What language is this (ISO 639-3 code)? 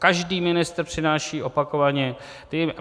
ces